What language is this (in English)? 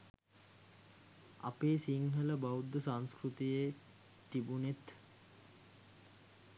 Sinhala